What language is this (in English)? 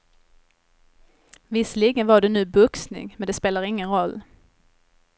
Swedish